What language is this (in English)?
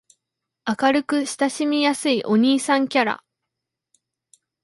Japanese